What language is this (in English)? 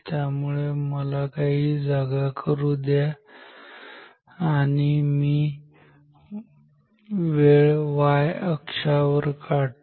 Marathi